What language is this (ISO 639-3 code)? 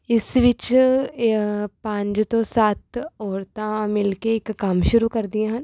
pan